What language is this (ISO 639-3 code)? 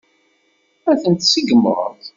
kab